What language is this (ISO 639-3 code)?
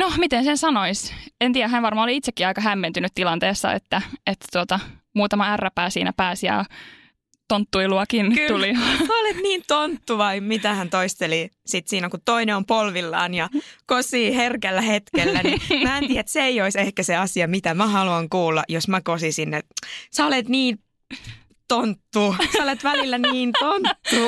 fin